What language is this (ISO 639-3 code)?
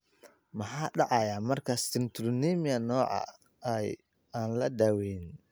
som